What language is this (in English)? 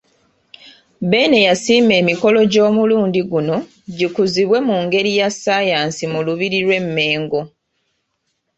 Ganda